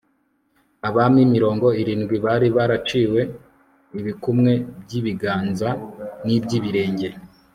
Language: Kinyarwanda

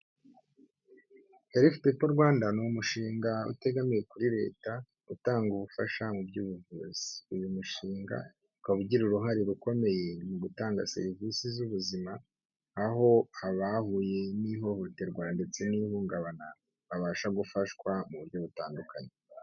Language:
Kinyarwanda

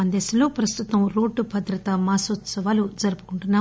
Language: Telugu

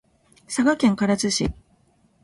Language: Japanese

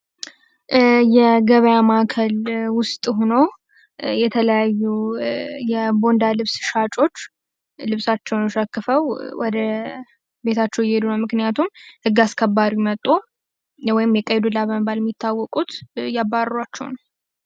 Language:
Amharic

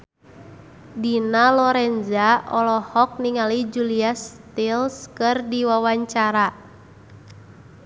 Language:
Sundanese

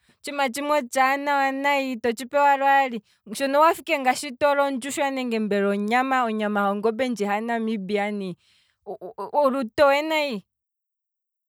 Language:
Kwambi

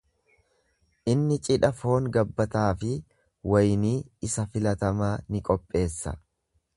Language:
Oromo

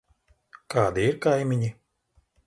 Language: Latvian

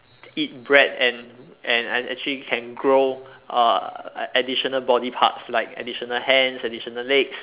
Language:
English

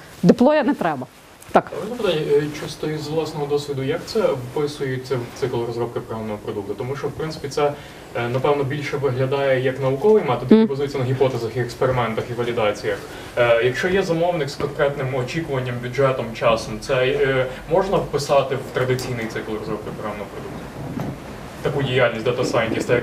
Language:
Ukrainian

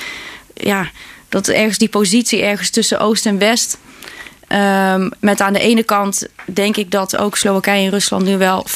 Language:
Dutch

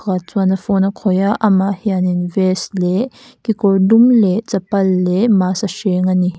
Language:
Mizo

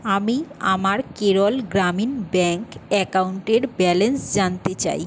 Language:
Bangla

